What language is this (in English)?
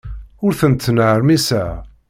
Kabyle